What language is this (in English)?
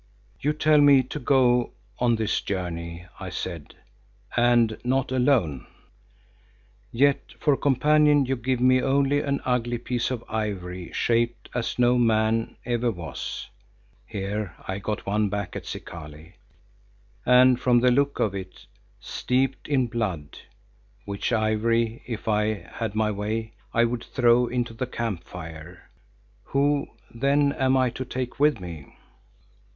English